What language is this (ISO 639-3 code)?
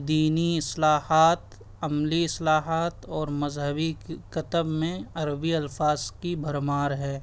urd